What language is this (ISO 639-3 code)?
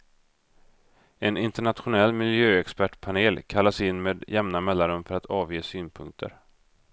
swe